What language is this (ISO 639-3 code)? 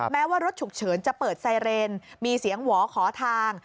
tha